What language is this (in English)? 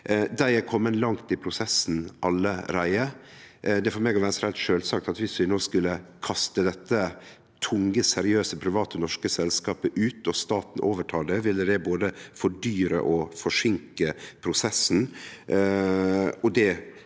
Norwegian